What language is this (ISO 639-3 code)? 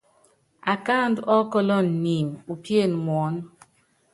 yav